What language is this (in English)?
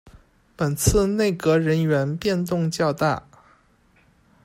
Chinese